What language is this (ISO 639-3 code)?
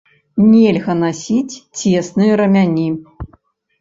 bel